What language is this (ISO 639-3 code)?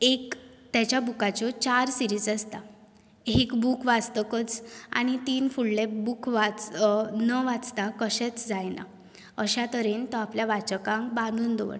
kok